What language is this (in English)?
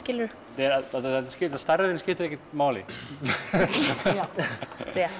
Icelandic